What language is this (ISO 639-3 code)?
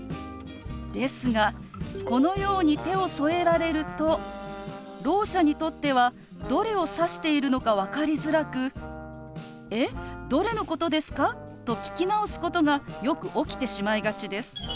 jpn